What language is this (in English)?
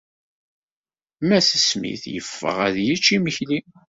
Kabyle